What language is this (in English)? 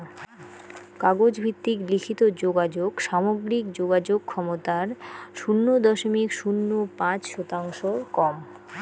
Bangla